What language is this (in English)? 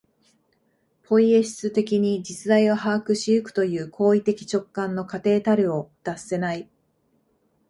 Japanese